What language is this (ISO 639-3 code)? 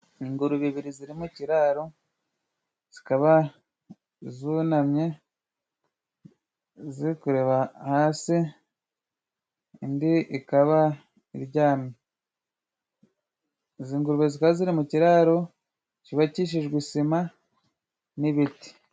kin